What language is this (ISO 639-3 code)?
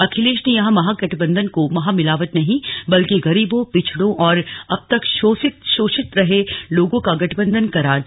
hin